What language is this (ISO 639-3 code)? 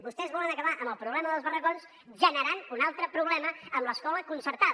cat